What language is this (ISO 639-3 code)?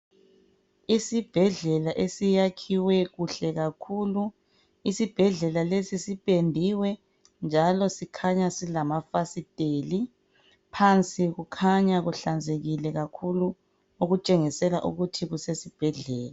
nde